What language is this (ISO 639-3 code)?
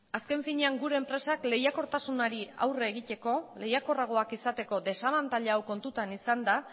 eus